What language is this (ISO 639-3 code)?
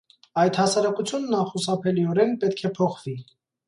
hye